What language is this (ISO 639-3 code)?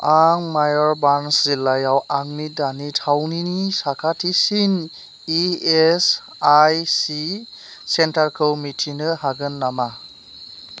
brx